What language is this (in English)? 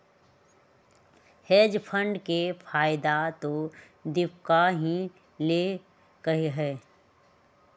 Magahi